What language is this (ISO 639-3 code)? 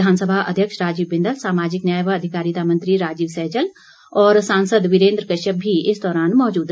hin